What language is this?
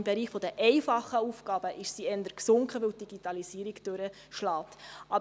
Swiss German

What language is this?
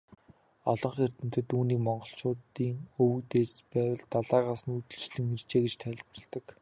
Mongolian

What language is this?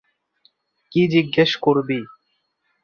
Bangla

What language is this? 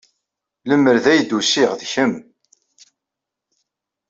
Kabyle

